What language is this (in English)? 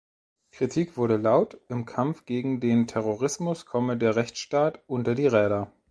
German